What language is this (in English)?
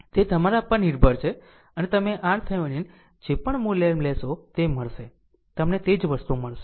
Gujarati